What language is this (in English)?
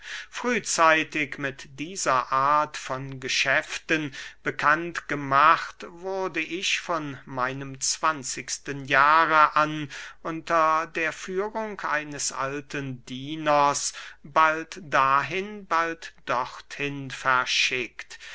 German